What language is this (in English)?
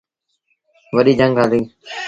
Sindhi Bhil